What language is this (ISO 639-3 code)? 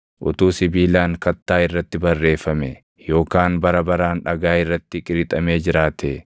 orm